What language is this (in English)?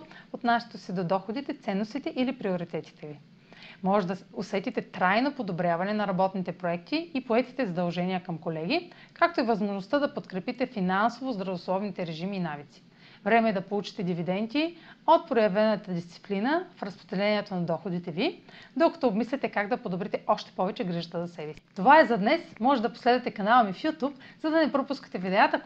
Bulgarian